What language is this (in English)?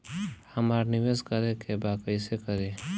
Bhojpuri